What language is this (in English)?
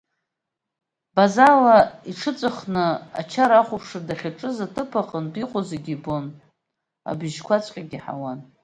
Abkhazian